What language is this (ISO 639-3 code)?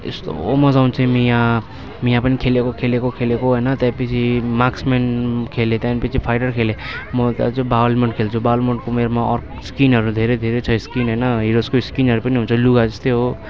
nep